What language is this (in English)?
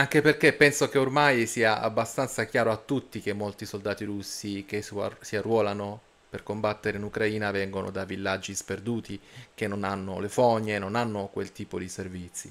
Italian